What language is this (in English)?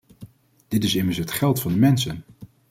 Dutch